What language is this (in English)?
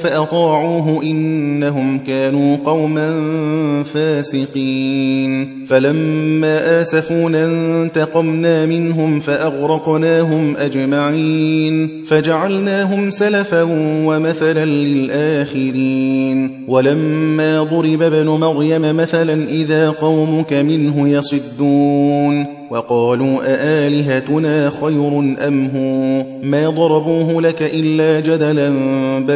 Arabic